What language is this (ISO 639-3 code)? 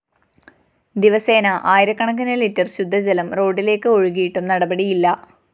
mal